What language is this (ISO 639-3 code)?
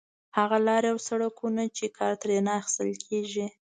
pus